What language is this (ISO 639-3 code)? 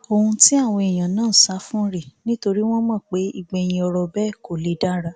yor